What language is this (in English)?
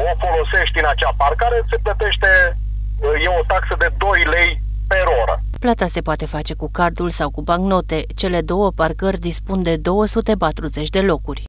Romanian